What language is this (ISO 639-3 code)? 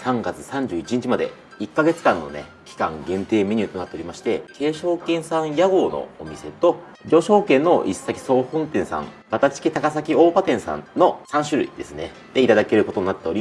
jpn